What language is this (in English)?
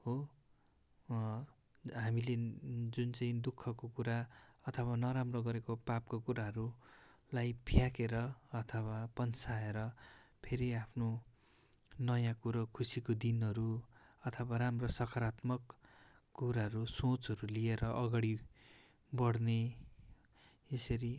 Nepali